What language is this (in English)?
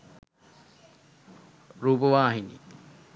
Sinhala